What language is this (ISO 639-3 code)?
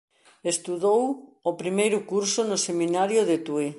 glg